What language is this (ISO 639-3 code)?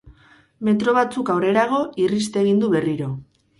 eus